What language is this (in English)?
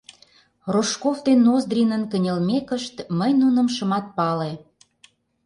Mari